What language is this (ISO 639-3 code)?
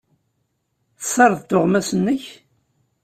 kab